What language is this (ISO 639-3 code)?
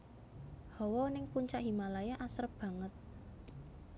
jav